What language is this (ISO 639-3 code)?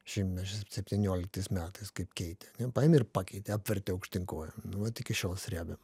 lit